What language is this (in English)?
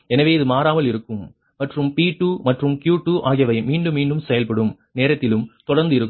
Tamil